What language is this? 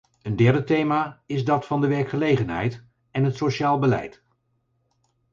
Dutch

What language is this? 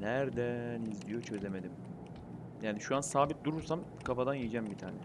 Turkish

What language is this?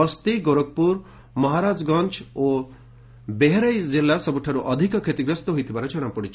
Odia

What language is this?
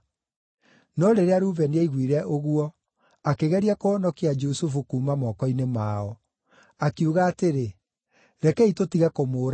Kikuyu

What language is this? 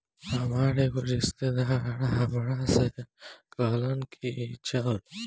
Bhojpuri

